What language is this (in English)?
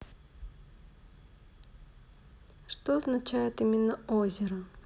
Russian